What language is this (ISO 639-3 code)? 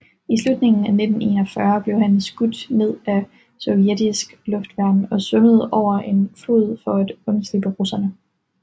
dan